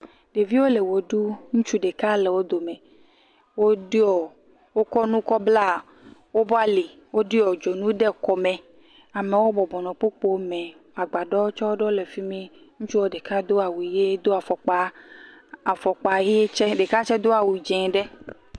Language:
Ewe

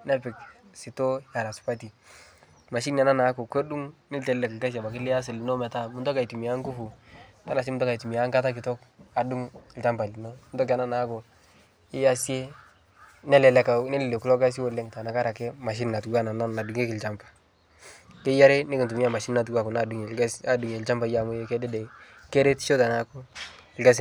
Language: Masai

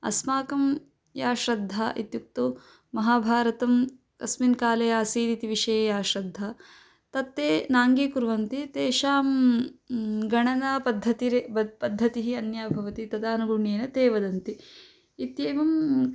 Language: Sanskrit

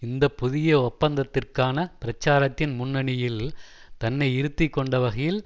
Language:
Tamil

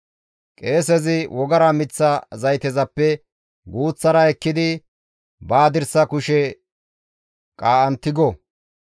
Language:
Gamo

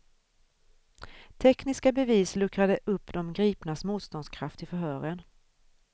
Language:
Swedish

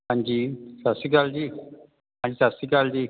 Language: Punjabi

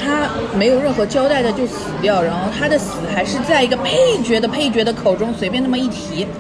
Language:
Chinese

